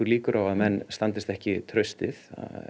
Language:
Icelandic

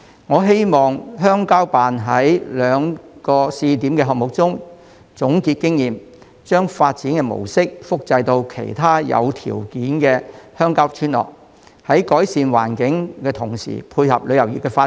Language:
Cantonese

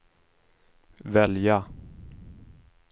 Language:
Swedish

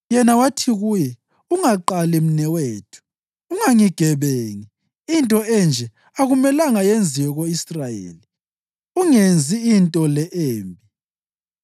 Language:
North Ndebele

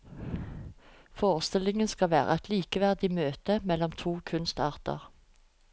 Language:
Norwegian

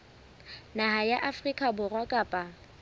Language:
Southern Sotho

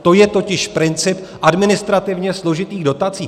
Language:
Czech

